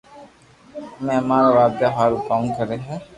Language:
Loarki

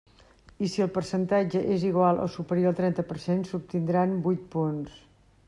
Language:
Catalan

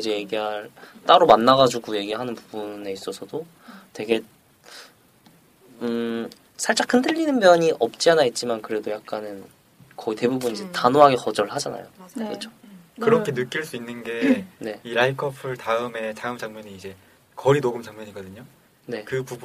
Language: Korean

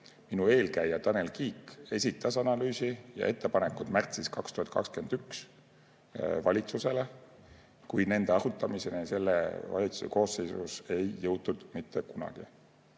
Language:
Estonian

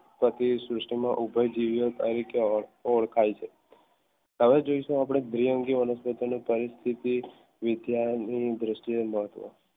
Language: Gujarati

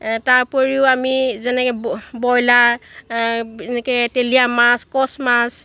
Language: Assamese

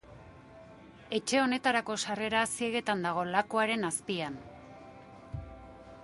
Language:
Basque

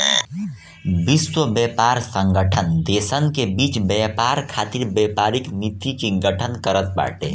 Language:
Bhojpuri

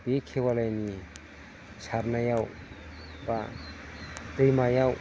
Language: Bodo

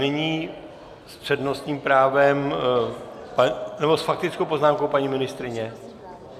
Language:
Czech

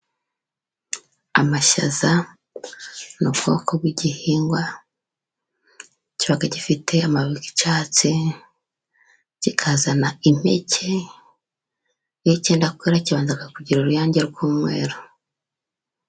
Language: Kinyarwanda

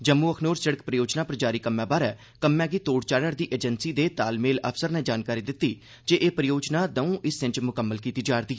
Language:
Dogri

